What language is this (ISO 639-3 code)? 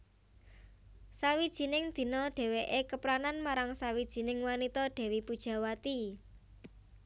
jav